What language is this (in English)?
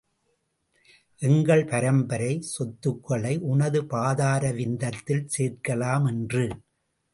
Tamil